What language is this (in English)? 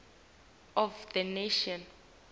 Swati